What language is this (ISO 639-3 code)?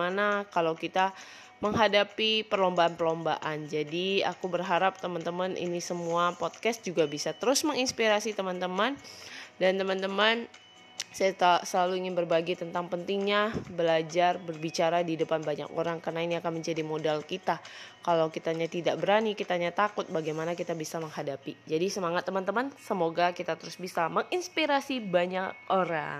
ind